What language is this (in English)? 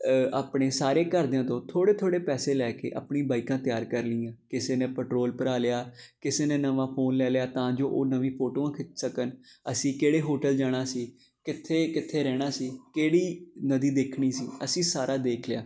Punjabi